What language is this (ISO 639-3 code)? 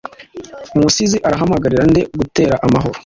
kin